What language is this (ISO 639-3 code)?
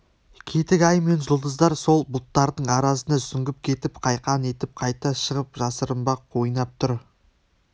kaz